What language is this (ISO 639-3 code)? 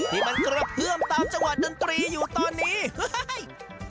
tha